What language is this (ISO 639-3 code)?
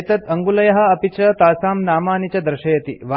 san